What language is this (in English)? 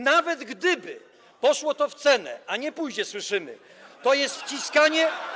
Polish